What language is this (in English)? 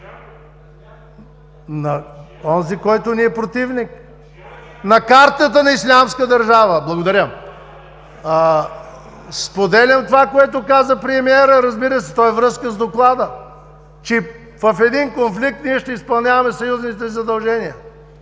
Bulgarian